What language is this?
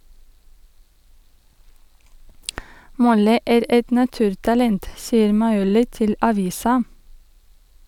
Norwegian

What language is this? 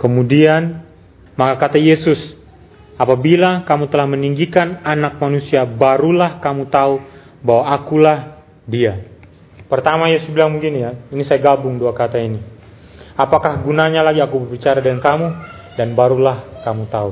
Indonesian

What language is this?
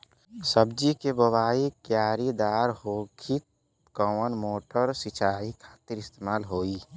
Bhojpuri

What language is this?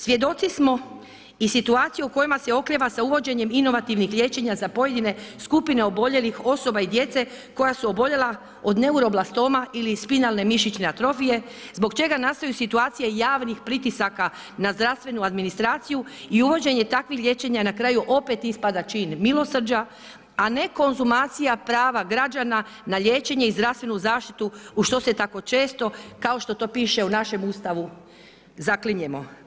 Croatian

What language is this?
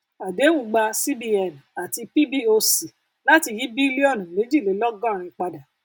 Yoruba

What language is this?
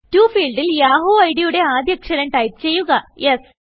Malayalam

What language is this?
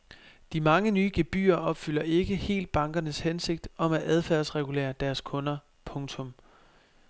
Danish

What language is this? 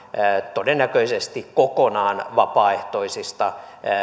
Finnish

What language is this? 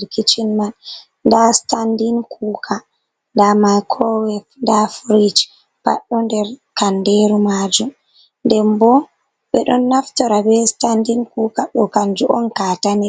Fula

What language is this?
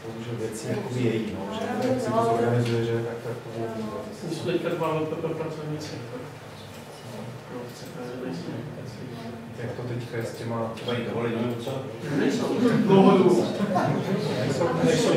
Czech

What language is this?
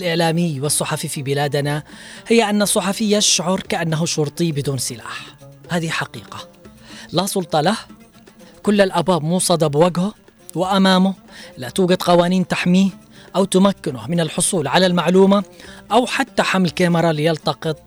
Arabic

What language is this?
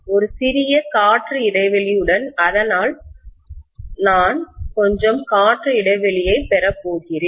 Tamil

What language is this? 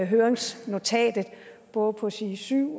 Danish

